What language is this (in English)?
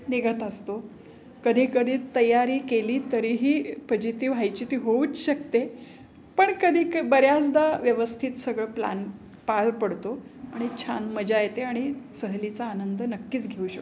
Marathi